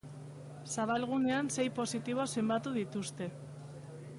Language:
Basque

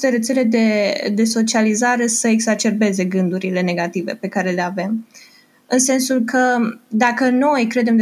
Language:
Romanian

